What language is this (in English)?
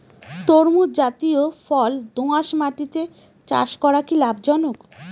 Bangla